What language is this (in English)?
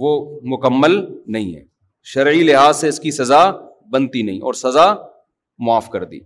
Urdu